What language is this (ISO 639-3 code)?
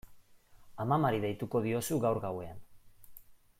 eus